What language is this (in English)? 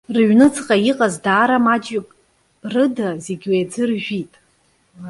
Abkhazian